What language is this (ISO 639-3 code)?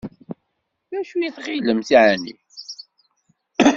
kab